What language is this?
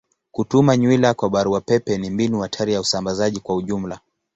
Swahili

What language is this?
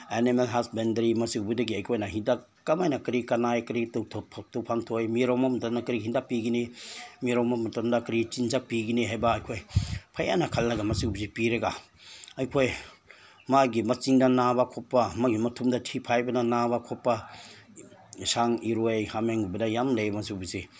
Manipuri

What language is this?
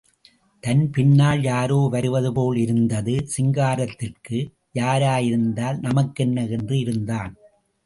Tamil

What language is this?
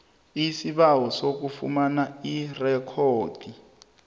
South Ndebele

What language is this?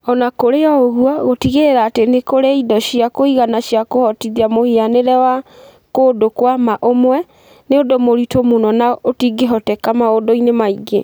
Kikuyu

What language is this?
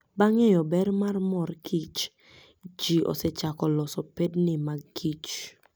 Luo (Kenya and Tanzania)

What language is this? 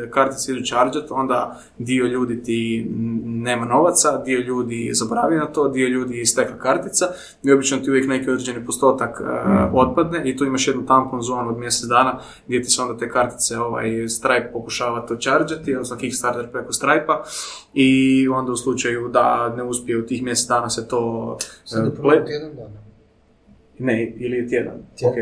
Croatian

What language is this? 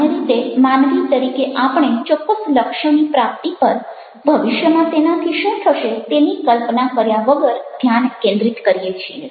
Gujarati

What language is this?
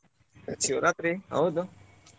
Kannada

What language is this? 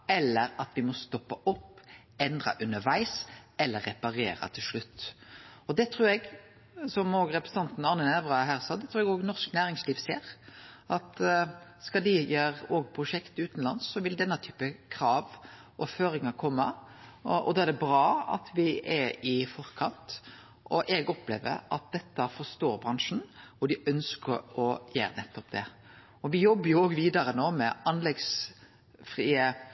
Norwegian Nynorsk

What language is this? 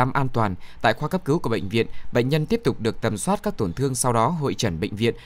Vietnamese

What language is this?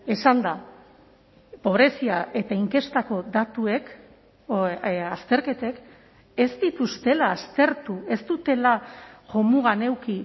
Basque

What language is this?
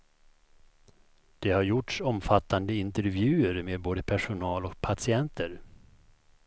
Swedish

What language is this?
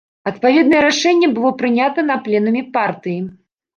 Belarusian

